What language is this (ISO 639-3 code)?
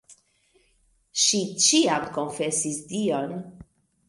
epo